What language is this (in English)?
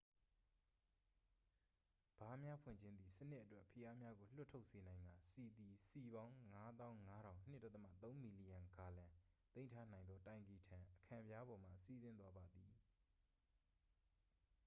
Burmese